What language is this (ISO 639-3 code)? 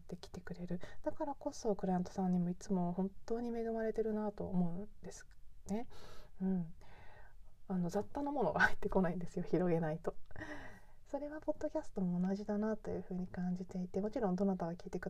jpn